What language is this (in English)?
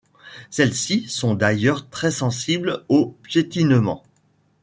French